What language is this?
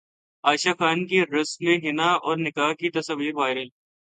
Urdu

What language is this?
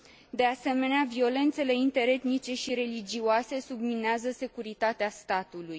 Romanian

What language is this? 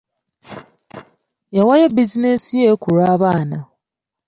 Ganda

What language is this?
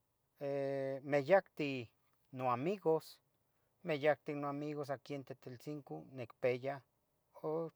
Tetelcingo Nahuatl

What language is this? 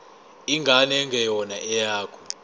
Zulu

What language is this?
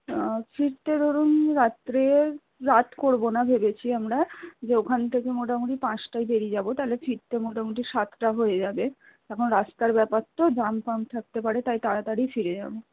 Bangla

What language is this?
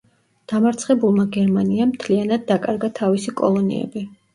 Georgian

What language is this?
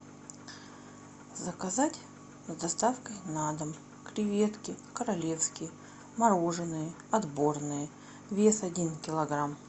Russian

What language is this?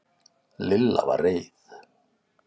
Icelandic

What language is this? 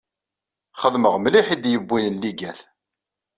Kabyle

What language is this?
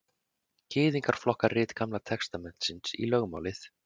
Icelandic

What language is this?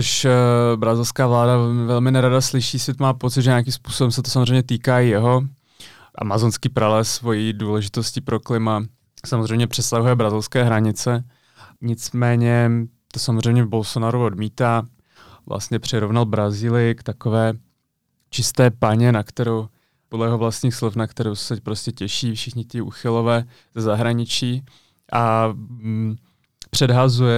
Czech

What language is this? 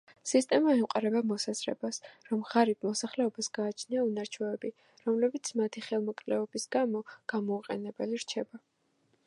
Georgian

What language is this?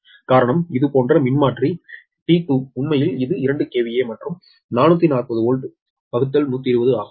Tamil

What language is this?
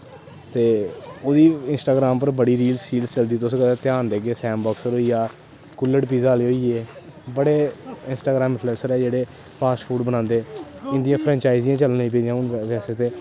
Dogri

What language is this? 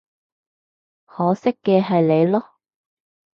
Cantonese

